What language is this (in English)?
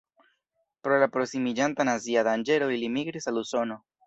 Esperanto